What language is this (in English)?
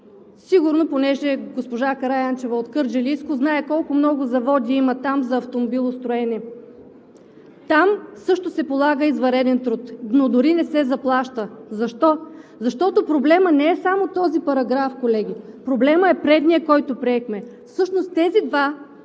Bulgarian